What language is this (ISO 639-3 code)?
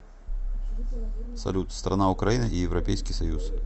rus